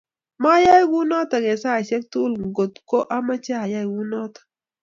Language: Kalenjin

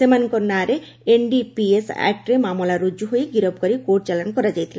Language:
Odia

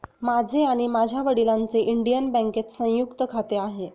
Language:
Marathi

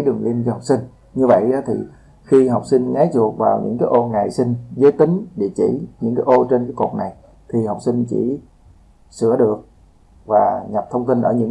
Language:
Vietnamese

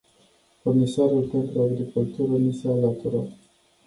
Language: Romanian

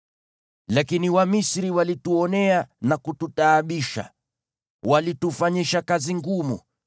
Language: Swahili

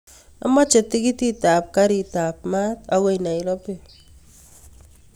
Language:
Kalenjin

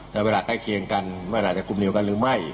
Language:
Thai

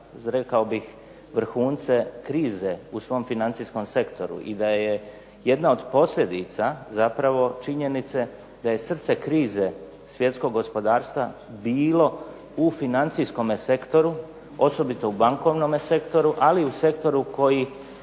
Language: Croatian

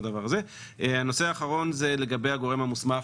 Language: Hebrew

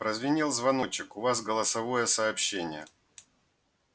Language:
Russian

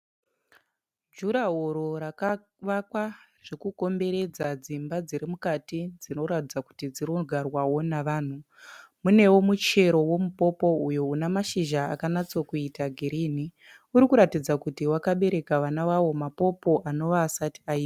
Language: Shona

